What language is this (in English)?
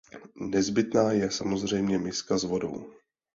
Czech